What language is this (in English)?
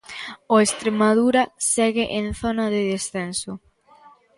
Galician